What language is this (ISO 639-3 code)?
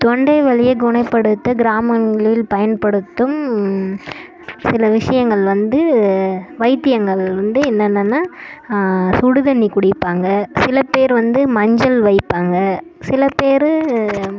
tam